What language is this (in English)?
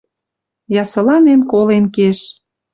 Western Mari